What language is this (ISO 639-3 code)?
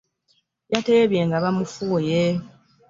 lug